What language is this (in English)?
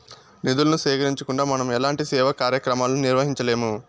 Telugu